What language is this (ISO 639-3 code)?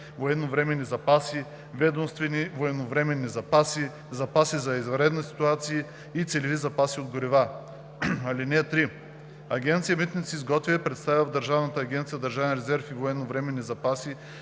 bul